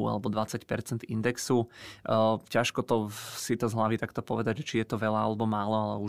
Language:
Czech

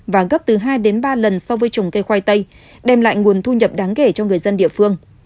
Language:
Vietnamese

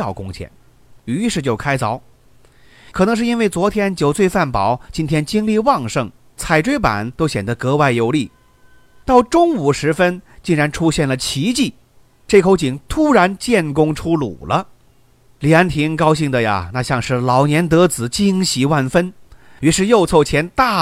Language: Chinese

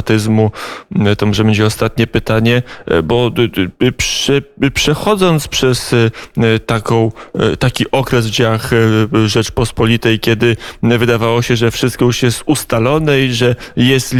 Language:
Polish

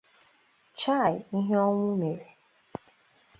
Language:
Igbo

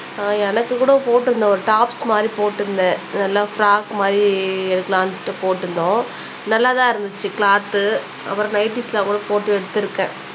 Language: Tamil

